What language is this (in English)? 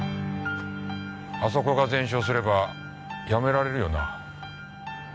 Japanese